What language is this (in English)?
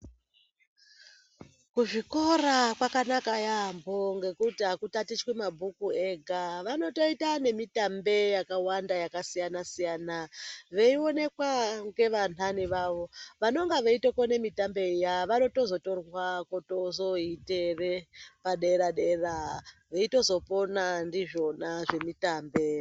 Ndau